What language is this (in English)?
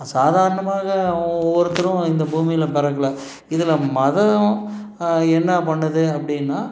Tamil